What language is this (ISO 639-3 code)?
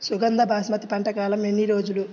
tel